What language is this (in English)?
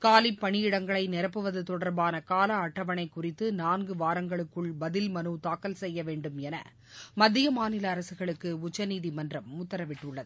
Tamil